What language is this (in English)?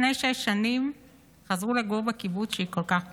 Hebrew